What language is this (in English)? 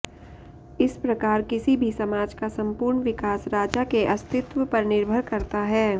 Sanskrit